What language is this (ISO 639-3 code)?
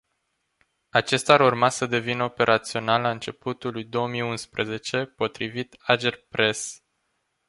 ron